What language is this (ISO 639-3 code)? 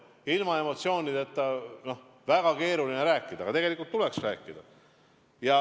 est